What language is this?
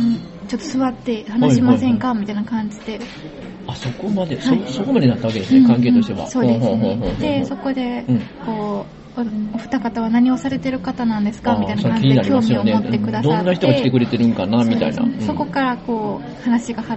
Japanese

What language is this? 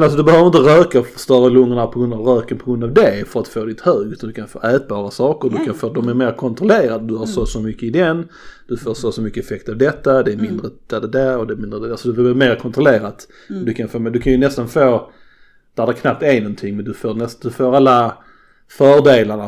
Swedish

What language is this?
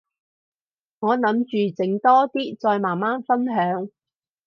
Cantonese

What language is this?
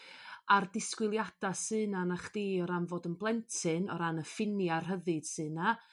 Welsh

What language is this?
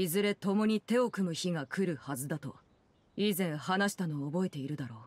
Japanese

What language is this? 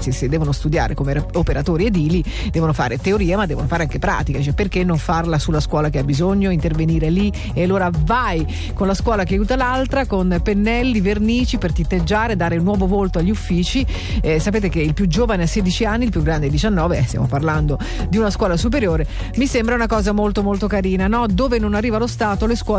Italian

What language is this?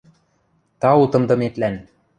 Western Mari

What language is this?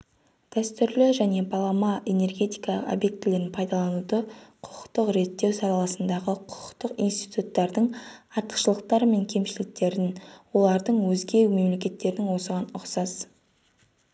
Kazakh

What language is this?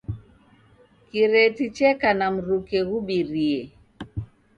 Taita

